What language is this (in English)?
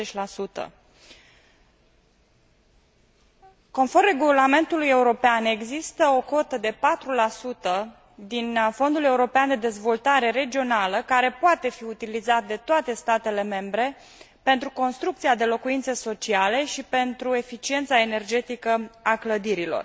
Romanian